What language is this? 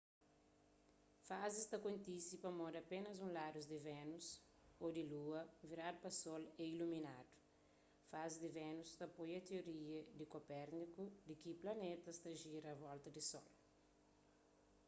Kabuverdianu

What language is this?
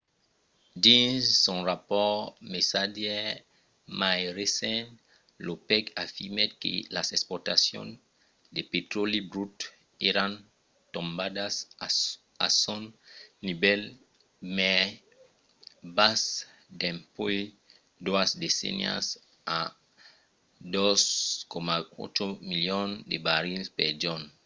Occitan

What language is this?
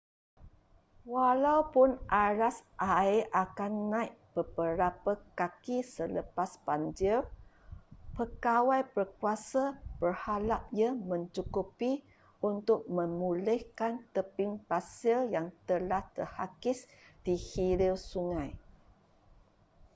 Malay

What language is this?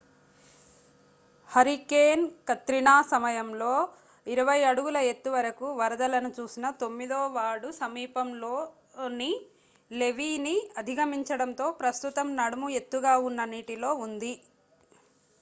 Telugu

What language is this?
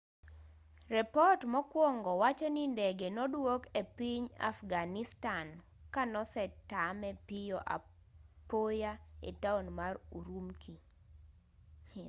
Luo (Kenya and Tanzania)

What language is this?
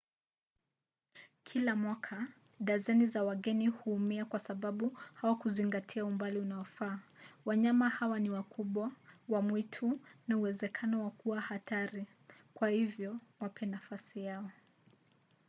Swahili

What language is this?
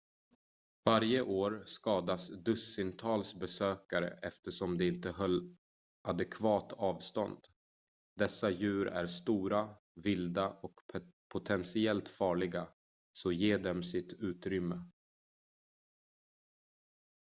Swedish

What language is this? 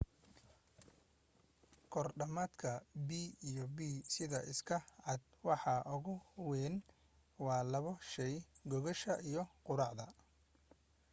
Somali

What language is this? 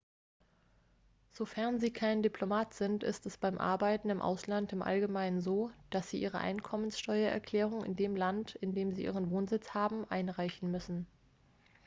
German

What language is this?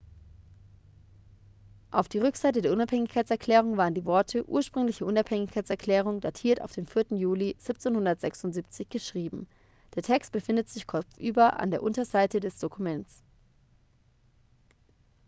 German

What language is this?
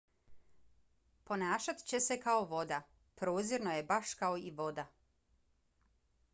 Bosnian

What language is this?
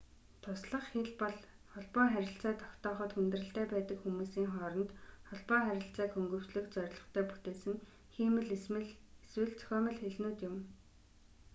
Mongolian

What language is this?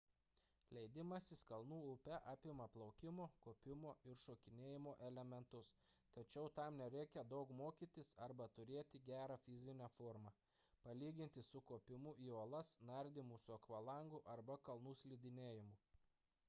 Lithuanian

